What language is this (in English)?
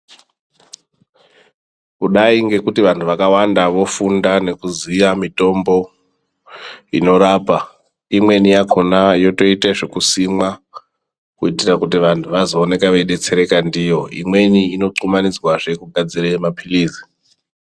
Ndau